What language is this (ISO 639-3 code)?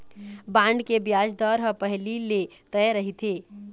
hne